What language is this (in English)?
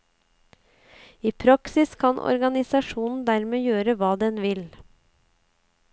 Norwegian